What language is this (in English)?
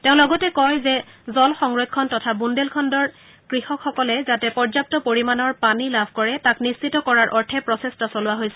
Assamese